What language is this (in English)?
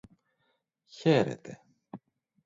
Greek